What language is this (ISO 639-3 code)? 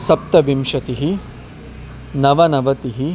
san